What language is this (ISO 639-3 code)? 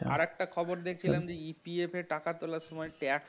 ben